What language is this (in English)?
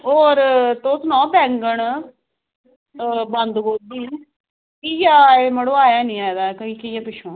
Dogri